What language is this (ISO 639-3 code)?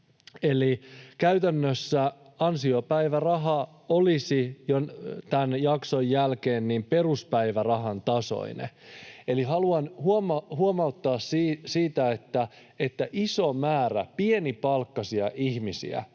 fin